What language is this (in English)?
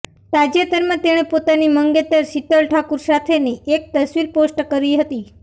Gujarati